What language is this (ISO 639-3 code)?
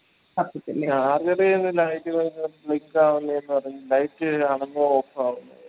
mal